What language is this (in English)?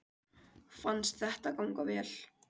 Icelandic